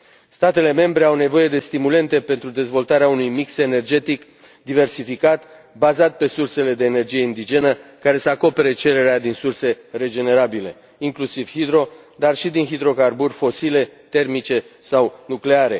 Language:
Romanian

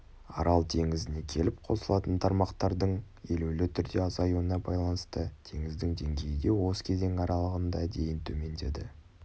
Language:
Kazakh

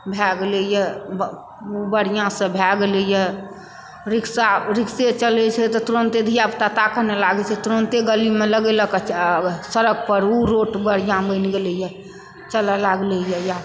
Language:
Maithili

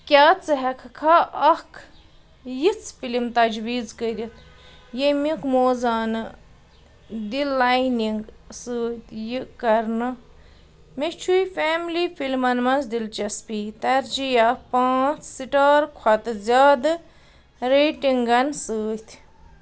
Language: Kashmiri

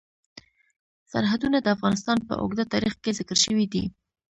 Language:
Pashto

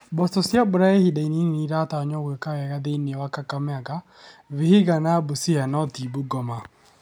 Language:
Kikuyu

